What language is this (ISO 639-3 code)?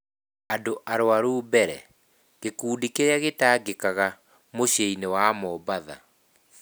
kik